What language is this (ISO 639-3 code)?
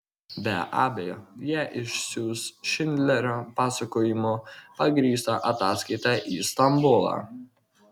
lit